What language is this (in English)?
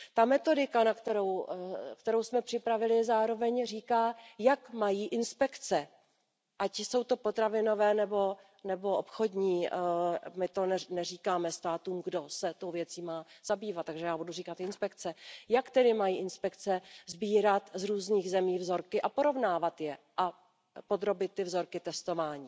Czech